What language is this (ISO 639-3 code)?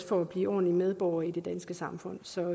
dan